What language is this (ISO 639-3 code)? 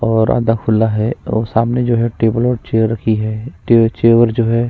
hin